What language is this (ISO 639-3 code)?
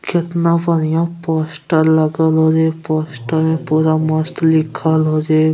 anp